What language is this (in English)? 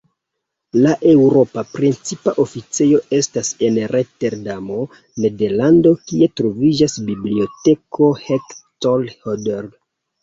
Esperanto